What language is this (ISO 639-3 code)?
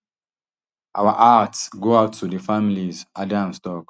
pcm